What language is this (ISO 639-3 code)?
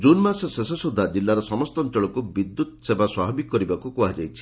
ori